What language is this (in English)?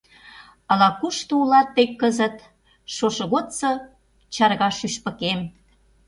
Mari